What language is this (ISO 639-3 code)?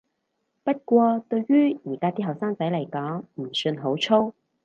yue